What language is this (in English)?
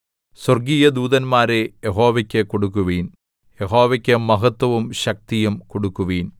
Malayalam